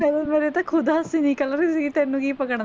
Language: Punjabi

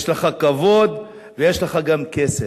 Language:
Hebrew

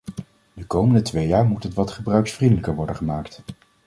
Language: Dutch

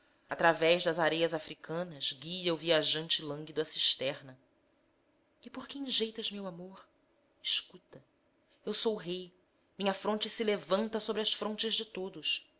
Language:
Portuguese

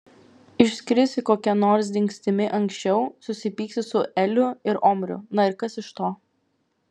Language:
Lithuanian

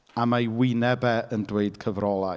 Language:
Welsh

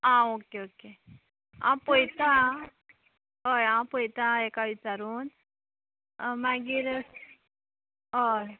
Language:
Konkani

